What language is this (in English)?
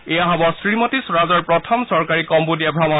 Assamese